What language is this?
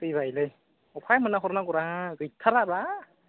Bodo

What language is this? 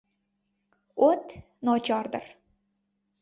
Uzbek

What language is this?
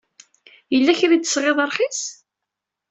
Kabyle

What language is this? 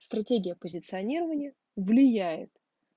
Russian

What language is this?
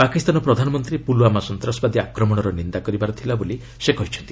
Odia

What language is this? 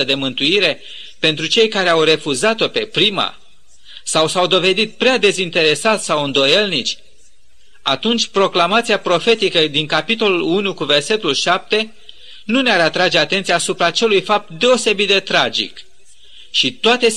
Romanian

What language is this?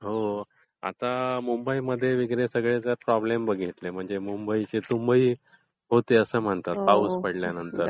Marathi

